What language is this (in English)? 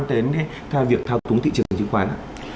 Vietnamese